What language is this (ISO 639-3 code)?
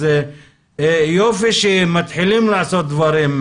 heb